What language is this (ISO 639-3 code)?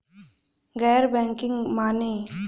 bho